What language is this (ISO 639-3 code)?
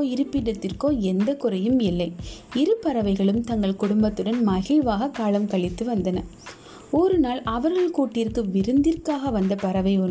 tam